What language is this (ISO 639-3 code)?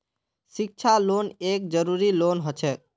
mag